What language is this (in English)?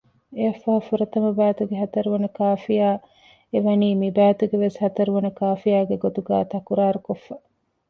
Divehi